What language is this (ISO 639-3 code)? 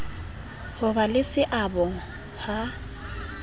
sot